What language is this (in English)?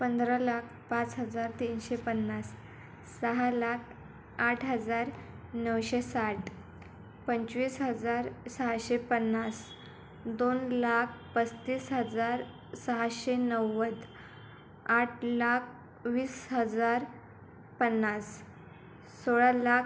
Marathi